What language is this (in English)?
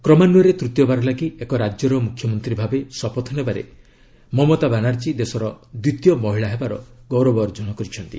Odia